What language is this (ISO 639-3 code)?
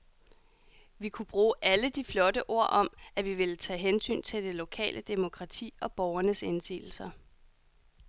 dan